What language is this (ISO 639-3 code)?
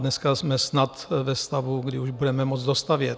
ces